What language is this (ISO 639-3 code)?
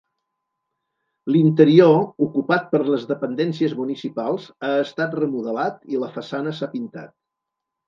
cat